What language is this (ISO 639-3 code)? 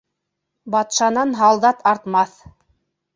bak